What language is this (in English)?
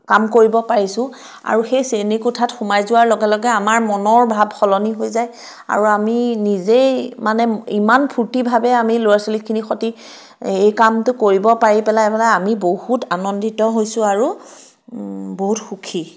Assamese